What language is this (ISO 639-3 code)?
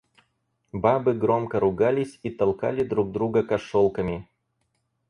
rus